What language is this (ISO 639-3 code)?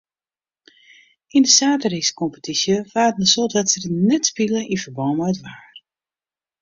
fry